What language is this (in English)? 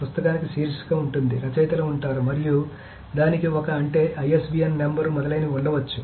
Telugu